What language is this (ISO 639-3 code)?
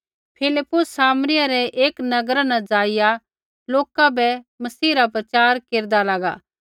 kfx